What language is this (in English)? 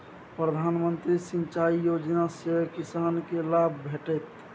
Maithili